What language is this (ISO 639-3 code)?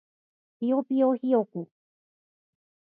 jpn